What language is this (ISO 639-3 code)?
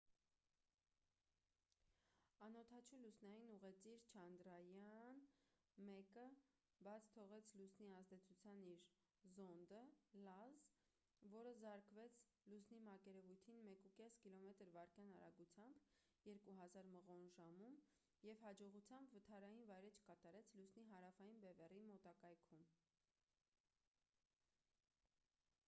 hye